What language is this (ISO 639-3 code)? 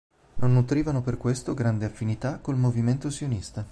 ita